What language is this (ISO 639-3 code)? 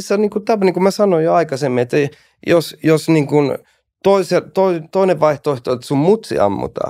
fin